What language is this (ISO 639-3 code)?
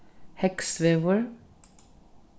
fao